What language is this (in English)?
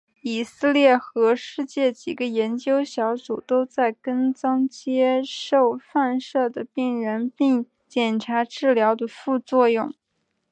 Chinese